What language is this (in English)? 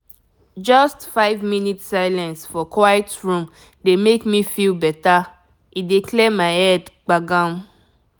Nigerian Pidgin